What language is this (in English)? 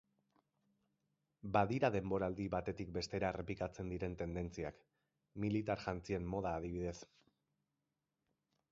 Basque